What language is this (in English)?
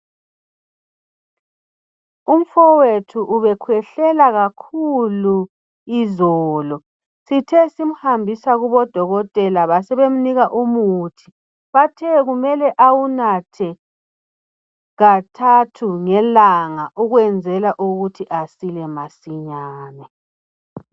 North Ndebele